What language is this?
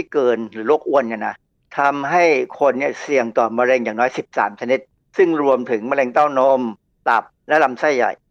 Thai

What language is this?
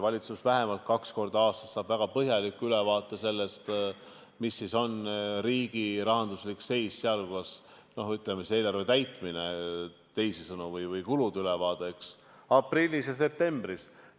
Estonian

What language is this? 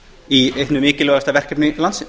Icelandic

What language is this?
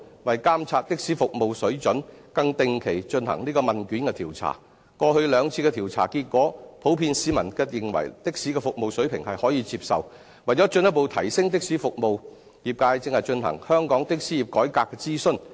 Cantonese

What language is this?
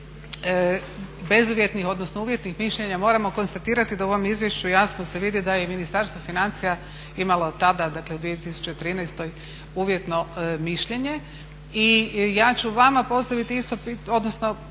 Croatian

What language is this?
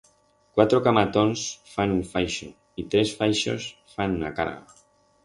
Aragonese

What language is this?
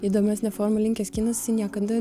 Lithuanian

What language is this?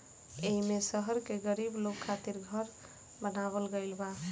Bhojpuri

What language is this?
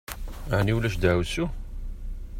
Kabyle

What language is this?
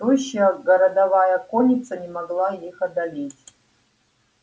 Russian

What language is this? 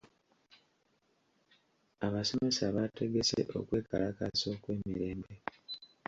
Ganda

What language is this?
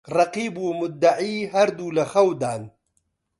Central Kurdish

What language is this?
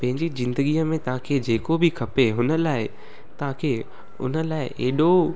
Sindhi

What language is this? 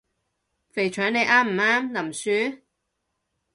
Cantonese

